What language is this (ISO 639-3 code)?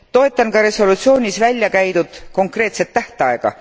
est